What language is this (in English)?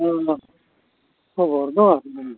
Santali